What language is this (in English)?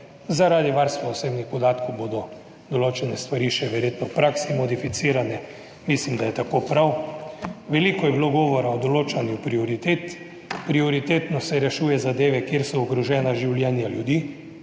Slovenian